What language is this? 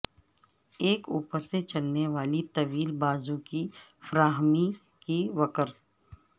Urdu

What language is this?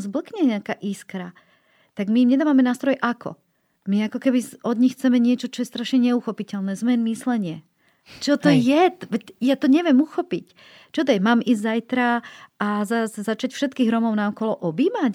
Slovak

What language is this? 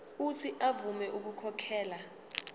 Zulu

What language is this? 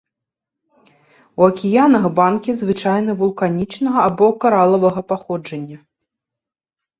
Belarusian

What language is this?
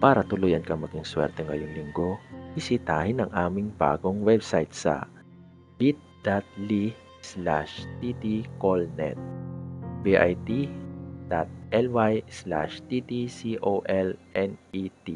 Filipino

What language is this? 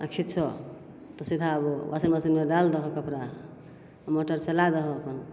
Maithili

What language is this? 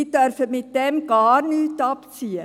Swiss German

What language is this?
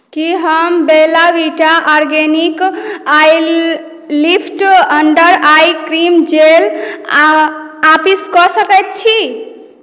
Maithili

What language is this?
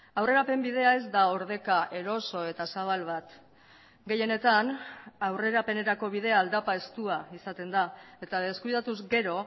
Basque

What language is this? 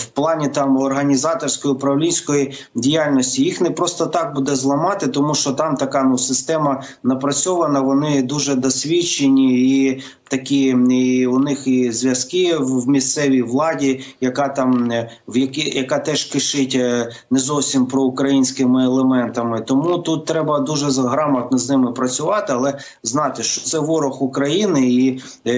Ukrainian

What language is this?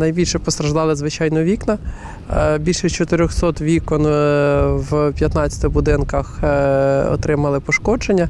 Ukrainian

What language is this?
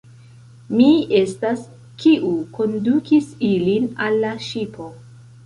Esperanto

